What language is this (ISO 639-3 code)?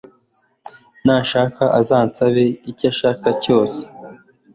kin